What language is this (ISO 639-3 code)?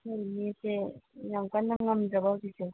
mni